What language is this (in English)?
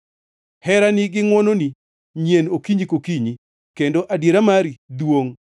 Luo (Kenya and Tanzania)